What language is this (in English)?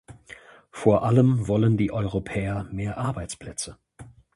German